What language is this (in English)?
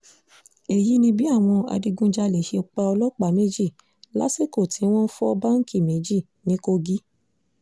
Yoruba